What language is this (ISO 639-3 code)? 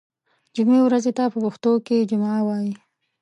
pus